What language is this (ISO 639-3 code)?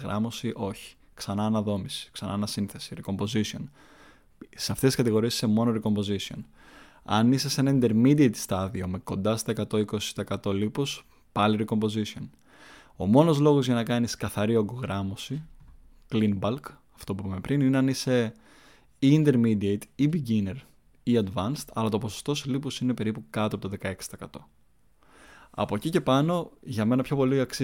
ell